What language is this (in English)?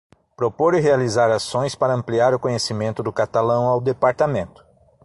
Portuguese